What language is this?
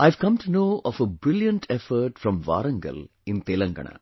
English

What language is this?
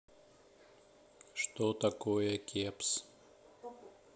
Russian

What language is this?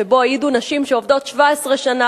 Hebrew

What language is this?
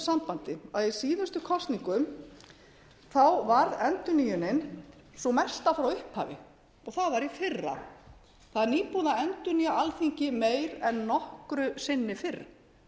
Icelandic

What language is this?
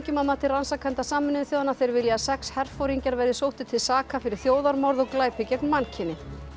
Icelandic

